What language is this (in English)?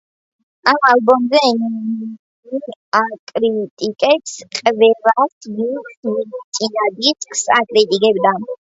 Georgian